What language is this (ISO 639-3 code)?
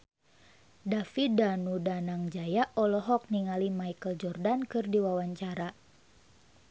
sun